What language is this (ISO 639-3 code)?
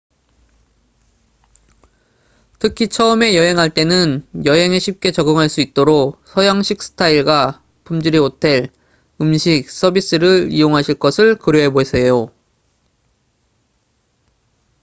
kor